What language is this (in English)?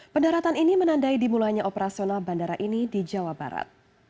Indonesian